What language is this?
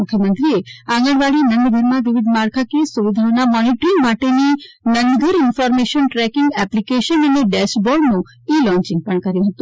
Gujarati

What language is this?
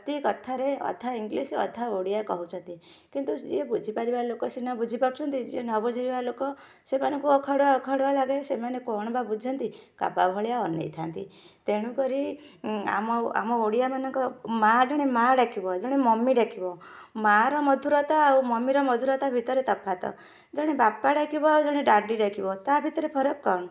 Odia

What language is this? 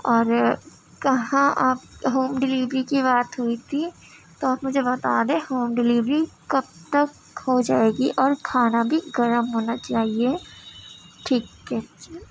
Urdu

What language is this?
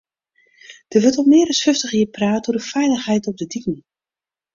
Western Frisian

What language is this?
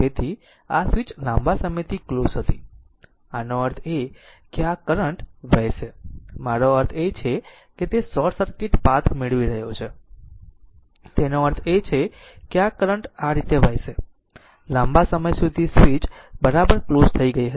Gujarati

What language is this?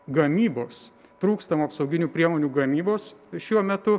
Lithuanian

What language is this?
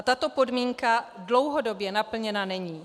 Czech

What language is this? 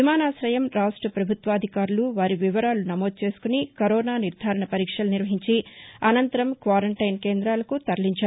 Telugu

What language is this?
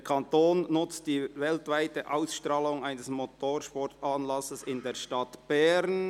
Swiss German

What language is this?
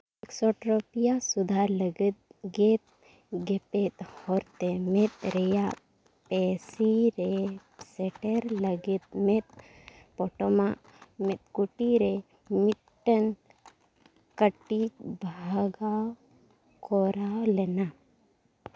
Santali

